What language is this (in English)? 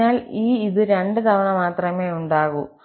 Malayalam